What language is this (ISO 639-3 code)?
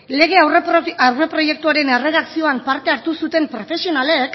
eus